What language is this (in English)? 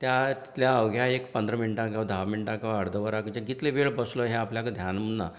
Konkani